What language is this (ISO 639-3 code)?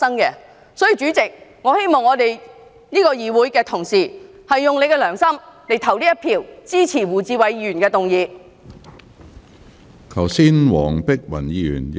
yue